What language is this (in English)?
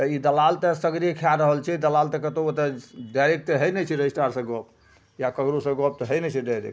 Maithili